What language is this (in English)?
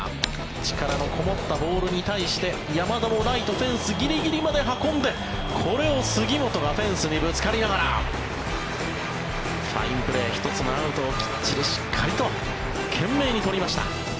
Japanese